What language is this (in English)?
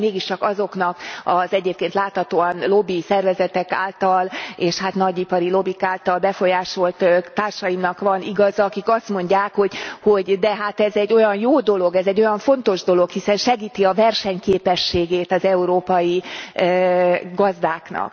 Hungarian